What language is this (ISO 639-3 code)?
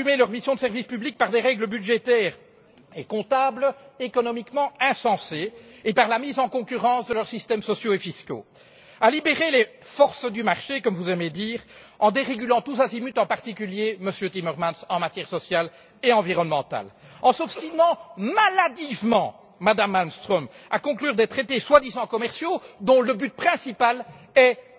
fra